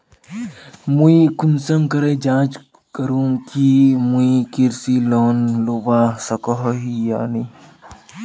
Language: Magahi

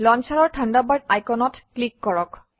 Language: Assamese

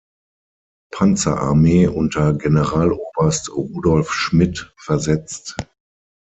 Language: German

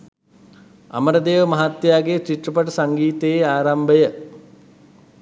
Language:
Sinhala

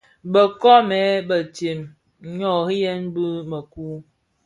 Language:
Bafia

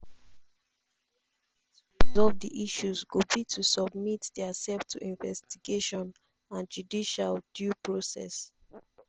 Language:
Nigerian Pidgin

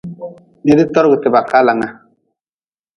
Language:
Nawdm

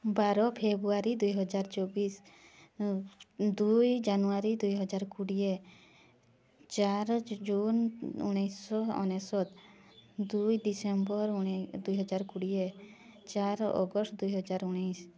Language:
Odia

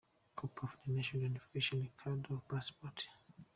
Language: Kinyarwanda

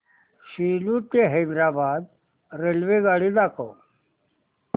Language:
Marathi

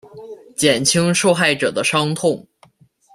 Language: Chinese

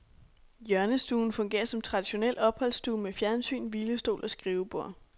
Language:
Danish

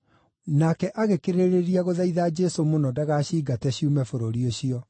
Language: Kikuyu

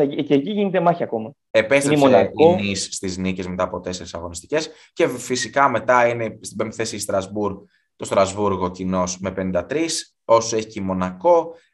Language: Greek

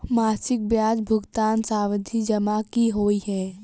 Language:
Maithili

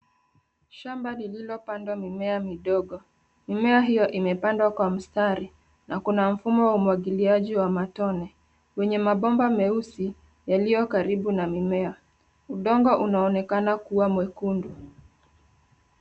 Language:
Swahili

